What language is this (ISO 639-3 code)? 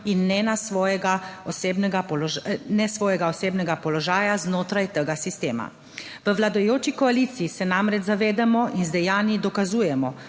slv